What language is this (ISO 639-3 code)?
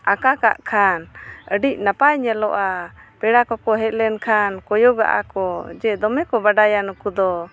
sat